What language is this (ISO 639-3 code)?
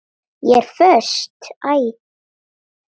isl